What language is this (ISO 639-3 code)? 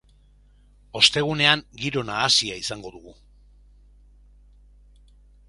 eus